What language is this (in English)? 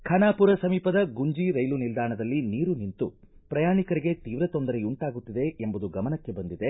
Kannada